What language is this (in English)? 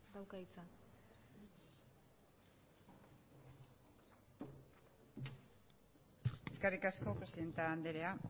Basque